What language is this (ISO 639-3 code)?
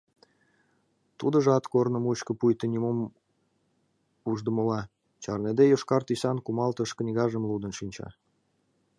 chm